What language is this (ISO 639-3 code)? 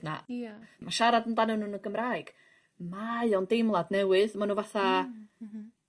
cym